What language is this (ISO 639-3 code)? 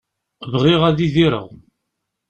kab